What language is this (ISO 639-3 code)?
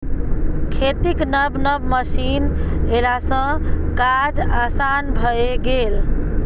mai